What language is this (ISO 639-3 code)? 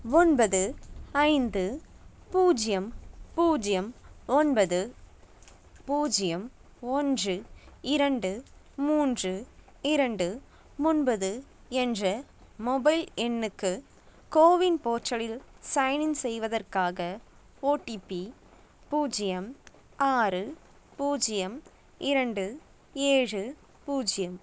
tam